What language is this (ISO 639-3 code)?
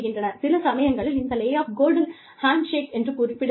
tam